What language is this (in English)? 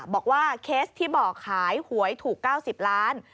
Thai